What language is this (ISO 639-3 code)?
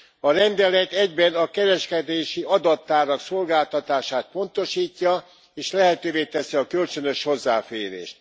hun